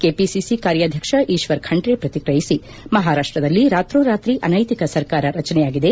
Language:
Kannada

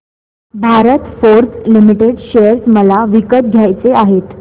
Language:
Marathi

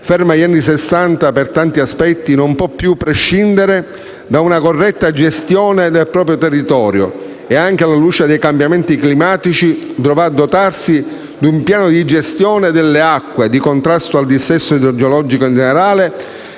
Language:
Italian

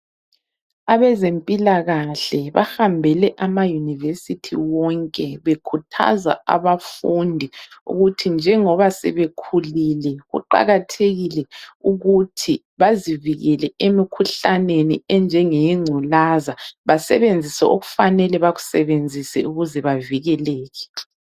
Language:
North Ndebele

